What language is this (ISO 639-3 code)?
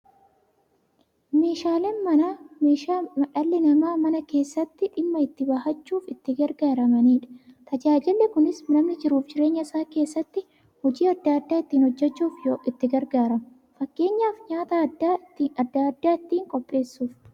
orm